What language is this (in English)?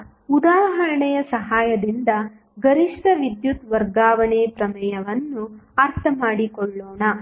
Kannada